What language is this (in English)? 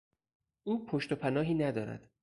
Persian